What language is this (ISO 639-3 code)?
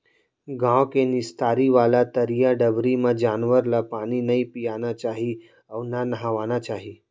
hne